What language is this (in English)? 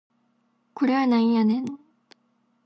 Japanese